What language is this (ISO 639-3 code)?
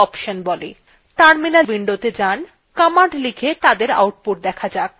ben